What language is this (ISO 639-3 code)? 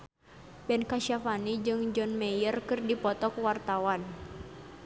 sun